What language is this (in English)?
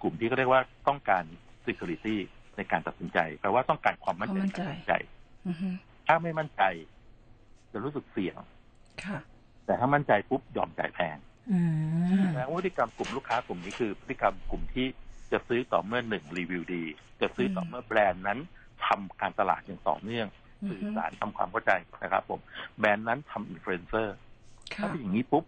Thai